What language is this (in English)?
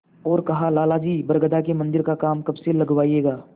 Hindi